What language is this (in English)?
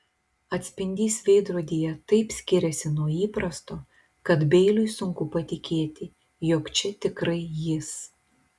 Lithuanian